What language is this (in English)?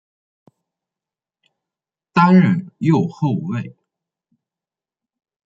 Chinese